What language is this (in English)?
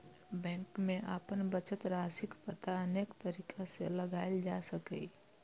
Maithili